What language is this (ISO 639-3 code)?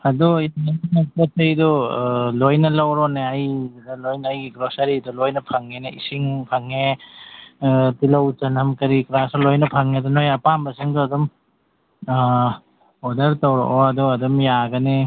mni